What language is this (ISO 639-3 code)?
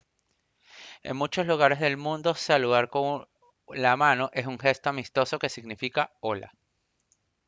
spa